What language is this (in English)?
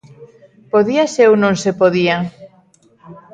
Galician